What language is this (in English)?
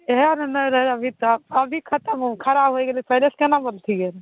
Maithili